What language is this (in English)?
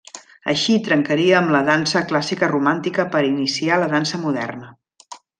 Catalan